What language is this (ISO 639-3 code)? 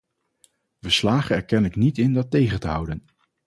nld